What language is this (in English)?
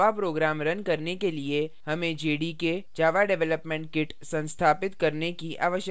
Hindi